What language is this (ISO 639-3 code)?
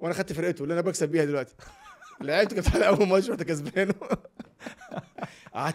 ara